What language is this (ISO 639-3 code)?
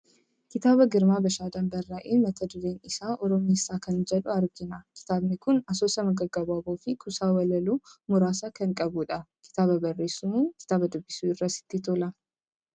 orm